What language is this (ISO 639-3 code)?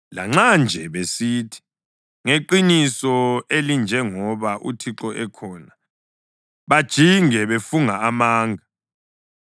nde